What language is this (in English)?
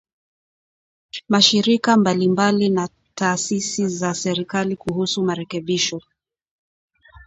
Swahili